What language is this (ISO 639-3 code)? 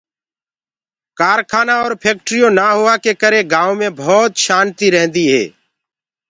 ggg